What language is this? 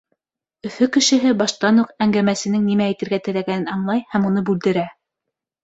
Bashkir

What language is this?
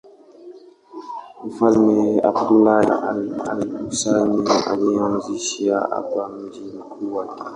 Swahili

